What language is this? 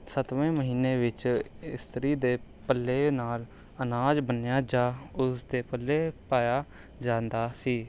Punjabi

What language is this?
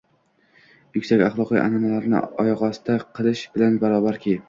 Uzbek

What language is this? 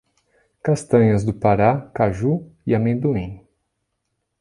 Portuguese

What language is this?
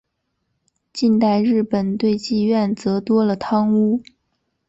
Chinese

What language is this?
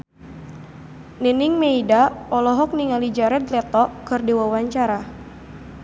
Sundanese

